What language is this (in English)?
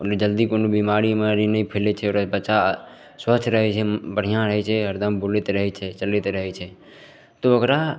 Maithili